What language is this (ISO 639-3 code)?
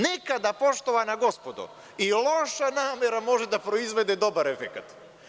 srp